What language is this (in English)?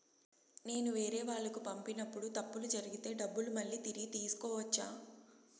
Telugu